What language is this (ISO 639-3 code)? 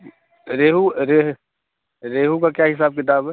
urd